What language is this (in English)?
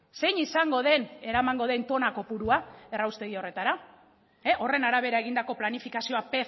Basque